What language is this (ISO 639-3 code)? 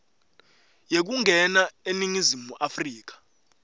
ssw